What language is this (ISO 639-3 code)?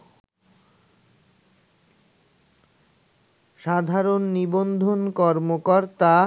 ben